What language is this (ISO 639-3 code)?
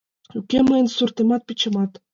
chm